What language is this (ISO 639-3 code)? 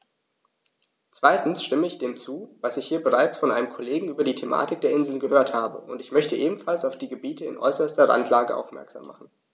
deu